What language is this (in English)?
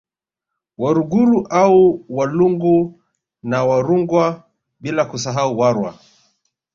Swahili